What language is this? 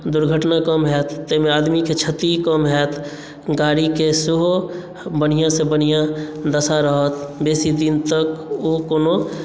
Maithili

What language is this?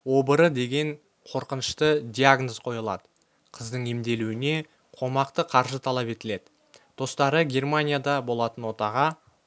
Kazakh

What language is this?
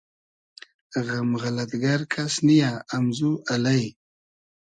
Hazaragi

